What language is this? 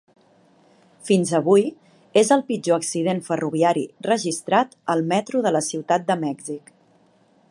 Catalan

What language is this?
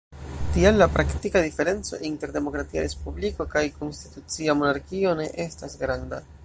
Esperanto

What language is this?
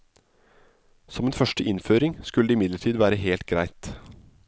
Norwegian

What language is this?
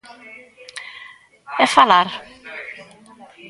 Galician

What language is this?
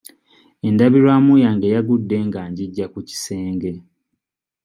Ganda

